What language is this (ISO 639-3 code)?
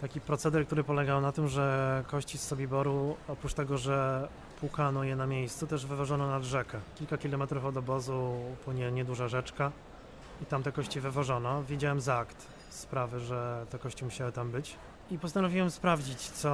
pol